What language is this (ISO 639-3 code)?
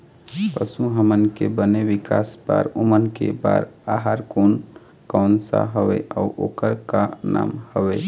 hne